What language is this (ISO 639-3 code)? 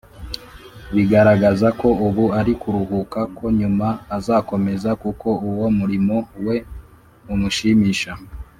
kin